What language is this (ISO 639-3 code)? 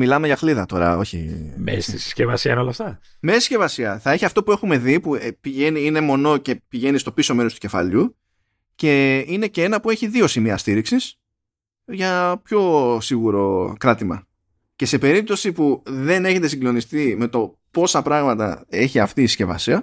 ell